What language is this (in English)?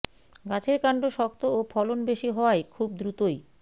Bangla